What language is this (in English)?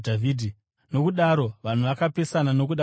Shona